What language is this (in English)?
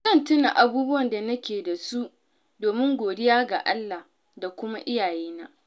Hausa